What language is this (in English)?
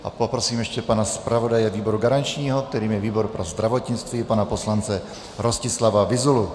Czech